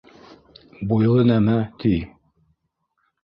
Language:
Bashkir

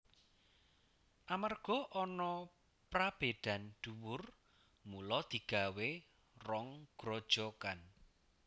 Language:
Javanese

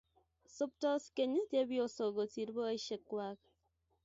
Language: Kalenjin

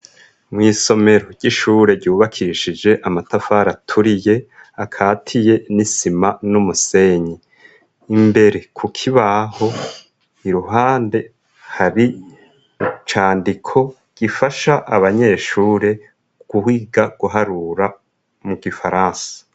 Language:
Rundi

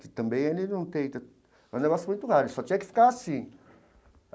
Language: Portuguese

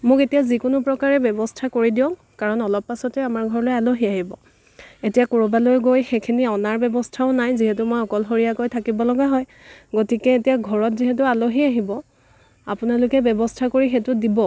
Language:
Assamese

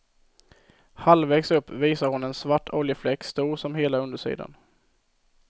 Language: Swedish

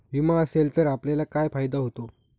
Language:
Marathi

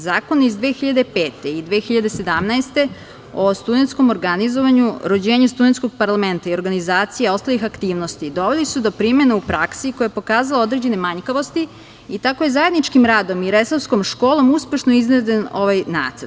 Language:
Serbian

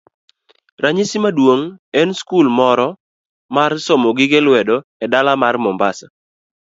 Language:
Luo (Kenya and Tanzania)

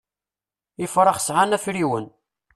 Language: Kabyle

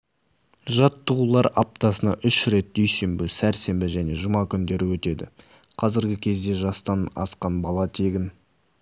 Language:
Kazakh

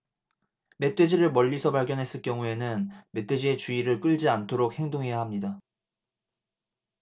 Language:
Korean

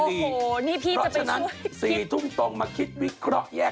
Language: Thai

